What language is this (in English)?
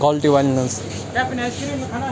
Kashmiri